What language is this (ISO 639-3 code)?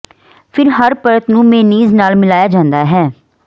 pan